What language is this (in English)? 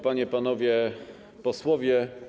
Polish